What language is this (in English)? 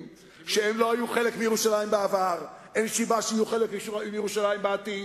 Hebrew